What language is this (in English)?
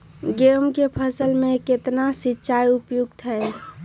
Magahi